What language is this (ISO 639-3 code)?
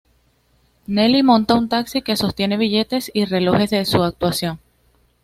spa